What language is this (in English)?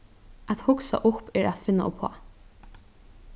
Faroese